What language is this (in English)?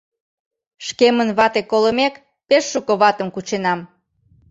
Mari